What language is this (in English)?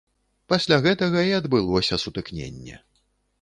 Belarusian